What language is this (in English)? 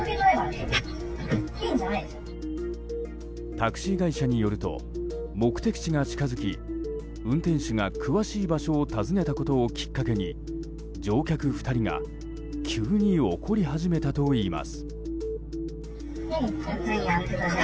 Japanese